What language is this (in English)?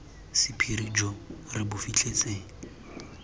Tswana